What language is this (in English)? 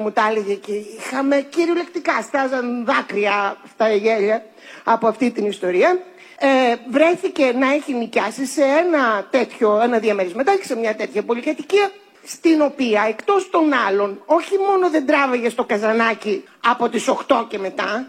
Greek